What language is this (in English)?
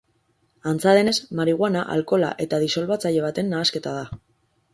Basque